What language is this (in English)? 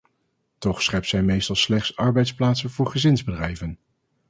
Dutch